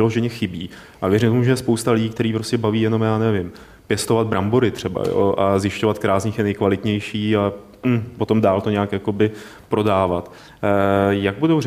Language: Czech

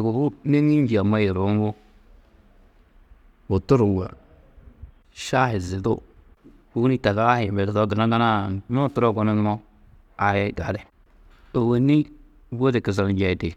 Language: Tedaga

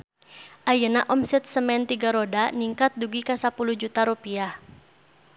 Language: Sundanese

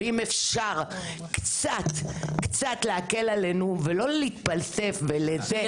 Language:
Hebrew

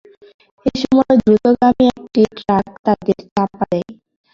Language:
Bangla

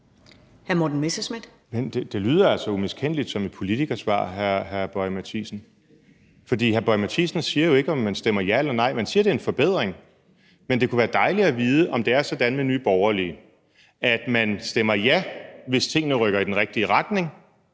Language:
Danish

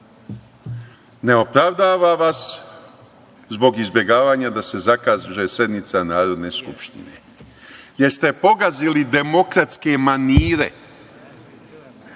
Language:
Serbian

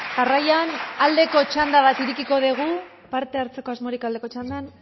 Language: Basque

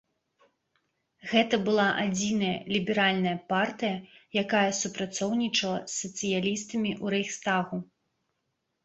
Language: Belarusian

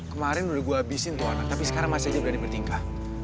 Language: Indonesian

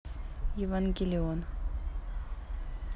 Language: Russian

